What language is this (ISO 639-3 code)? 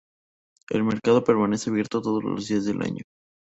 spa